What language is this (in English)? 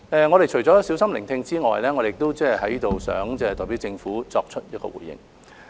Cantonese